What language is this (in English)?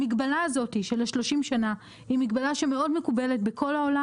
Hebrew